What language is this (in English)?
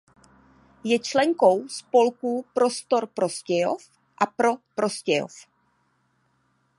Czech